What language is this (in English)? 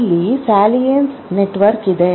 Kannada